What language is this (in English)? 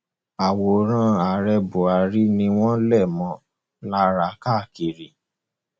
Yoruba